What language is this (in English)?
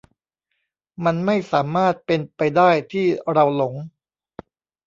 Thai